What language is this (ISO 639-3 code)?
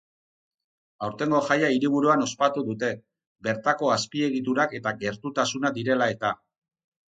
eus